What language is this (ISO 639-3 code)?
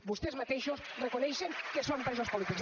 cat